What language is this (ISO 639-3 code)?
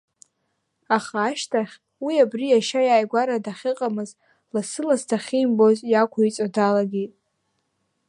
abk